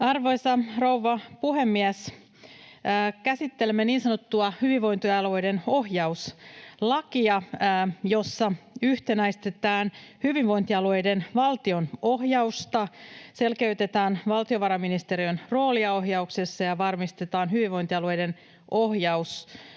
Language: Finnish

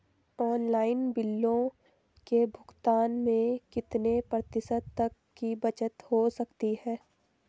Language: Hindi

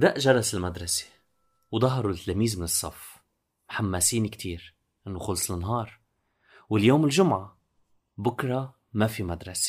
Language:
Arabic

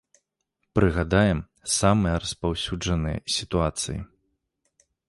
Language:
Belarusian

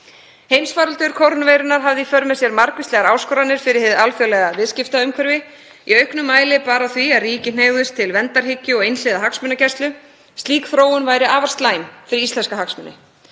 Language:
Icelandic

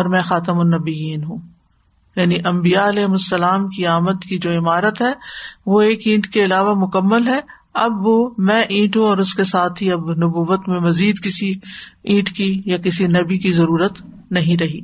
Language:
Urdu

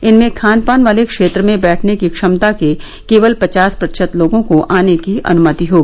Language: Hindi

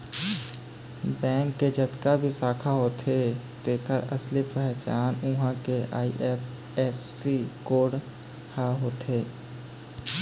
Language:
Chhattisgarhi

